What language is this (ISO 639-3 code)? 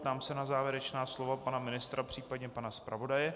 ces